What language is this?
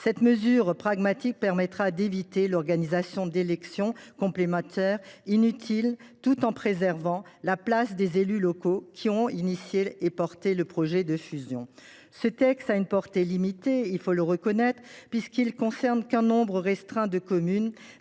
French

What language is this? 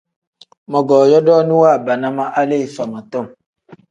Tem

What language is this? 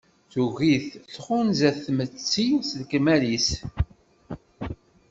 Kabyle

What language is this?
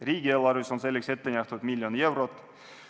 Estonian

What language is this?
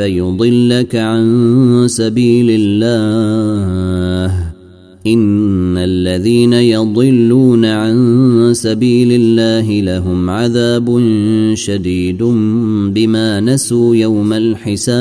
Arabic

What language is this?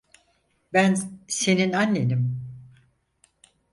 Turkish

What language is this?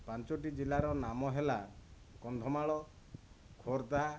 Odia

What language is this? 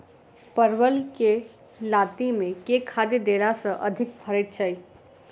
Maithili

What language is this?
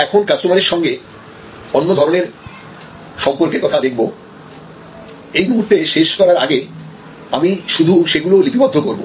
Bangla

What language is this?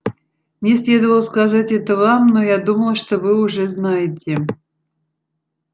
Russian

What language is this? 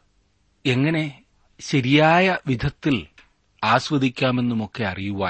Malayalam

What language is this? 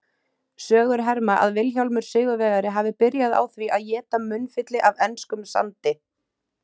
Icelandic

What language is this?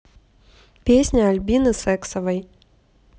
Russian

